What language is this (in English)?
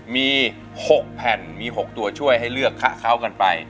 Thai